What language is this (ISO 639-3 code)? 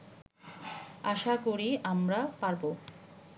ben